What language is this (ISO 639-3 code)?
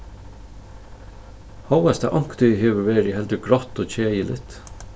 fao